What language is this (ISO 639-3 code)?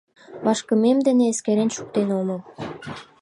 chm